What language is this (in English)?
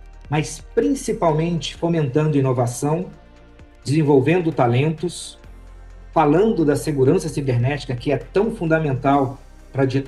Portuguese